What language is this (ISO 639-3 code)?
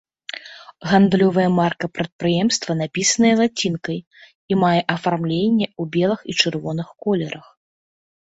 bel